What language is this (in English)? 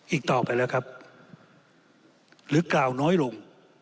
Thai